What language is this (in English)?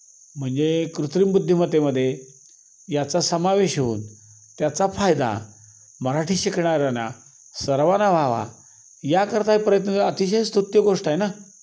Marathi